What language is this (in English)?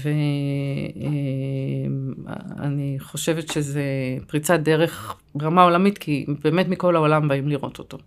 Hebrew